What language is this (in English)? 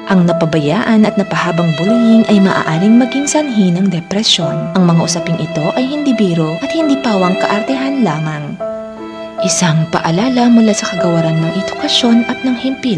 Filipino